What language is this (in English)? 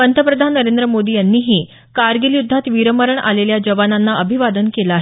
Marathi